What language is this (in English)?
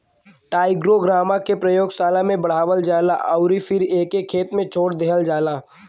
Bhojpuri